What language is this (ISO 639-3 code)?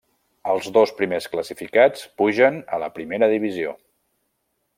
cat